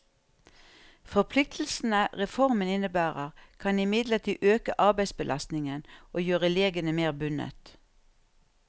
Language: Norwegian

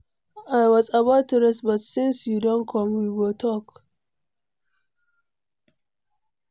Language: Nigerian Pidgin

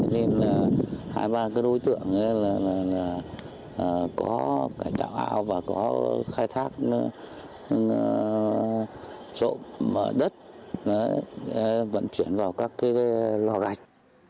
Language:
Vietnamese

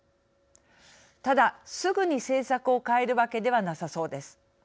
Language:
Japanese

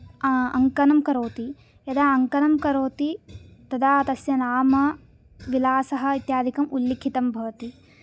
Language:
Sanskrit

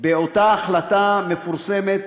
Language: Hebrew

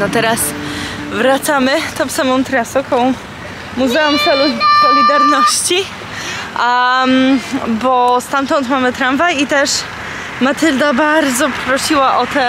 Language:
Polish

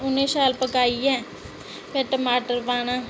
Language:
Dogri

